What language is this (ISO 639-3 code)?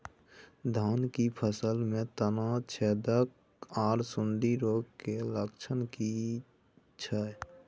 mai